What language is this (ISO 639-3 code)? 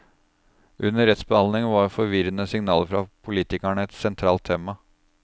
nor